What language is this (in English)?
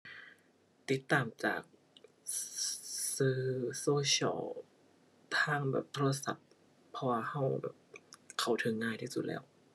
Thai